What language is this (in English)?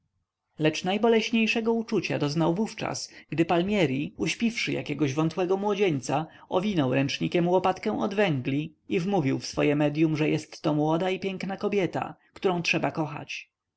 Polish